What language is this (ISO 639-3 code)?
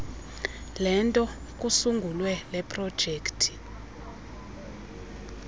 xho